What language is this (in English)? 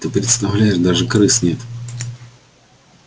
Russian